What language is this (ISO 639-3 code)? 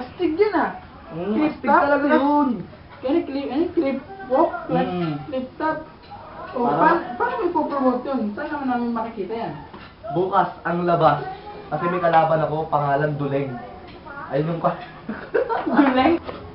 fil